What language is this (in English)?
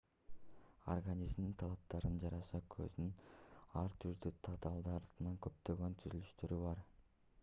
Kyrgyz